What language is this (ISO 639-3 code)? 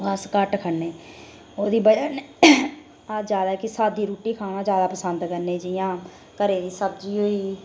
doi